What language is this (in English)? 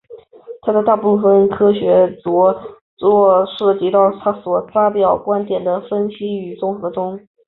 Chinese